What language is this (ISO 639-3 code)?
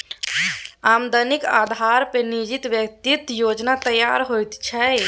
mai